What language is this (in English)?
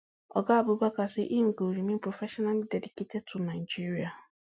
Nigerian Pidgin